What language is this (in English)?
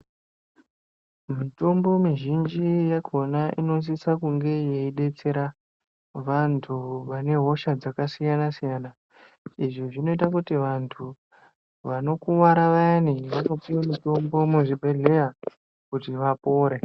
Ndau